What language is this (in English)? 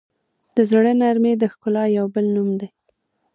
Pashto